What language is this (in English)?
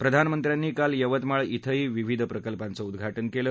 Marathi